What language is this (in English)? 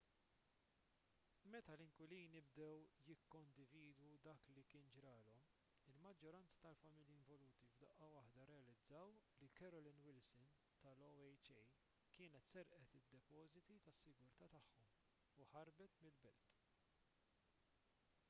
Maltese